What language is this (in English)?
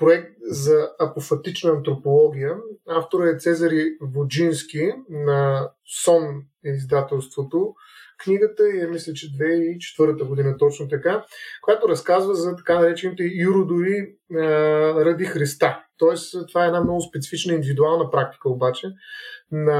Bulgarian